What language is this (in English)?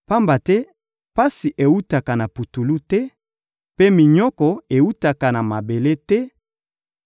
Lingala